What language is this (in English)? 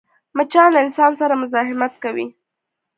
Pashto